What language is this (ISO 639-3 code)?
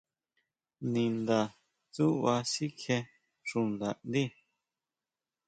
mau